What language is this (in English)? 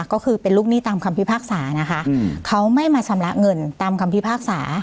Thai